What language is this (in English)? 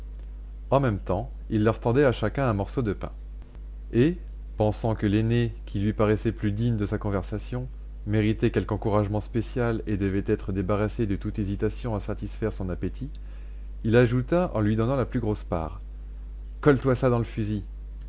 French